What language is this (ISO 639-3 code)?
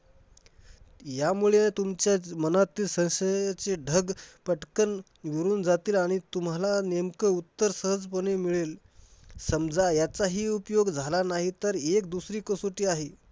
mar